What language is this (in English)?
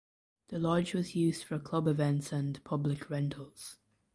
English